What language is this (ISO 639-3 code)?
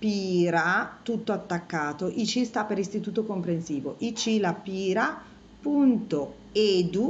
ita